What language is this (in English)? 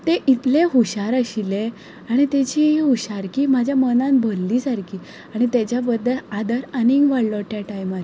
Konkani